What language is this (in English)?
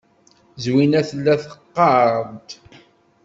Kabyle